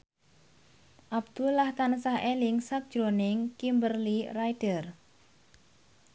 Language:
Javanese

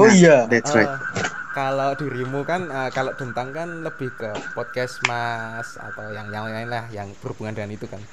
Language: Indonesian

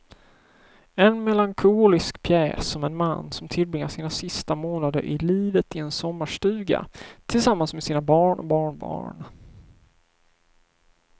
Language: Swedish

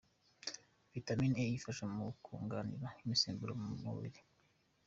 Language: Kinyarwanda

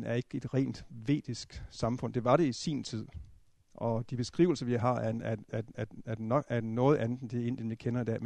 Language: Danish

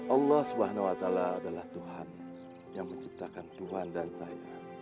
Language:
Indonesian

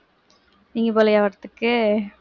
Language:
Tamil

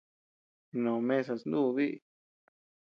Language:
Tepeuxila Cuicatec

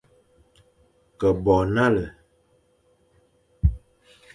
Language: Fang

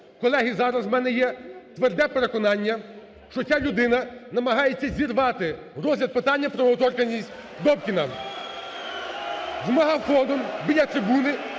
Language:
Ukrainian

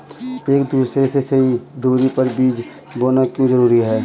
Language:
Hindi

